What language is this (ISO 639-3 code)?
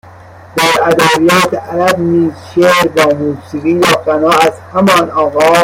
fas